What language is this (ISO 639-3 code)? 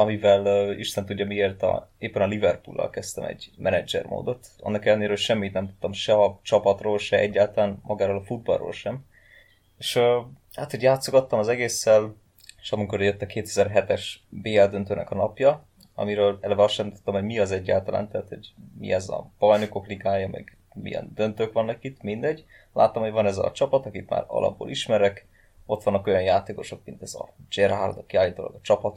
hun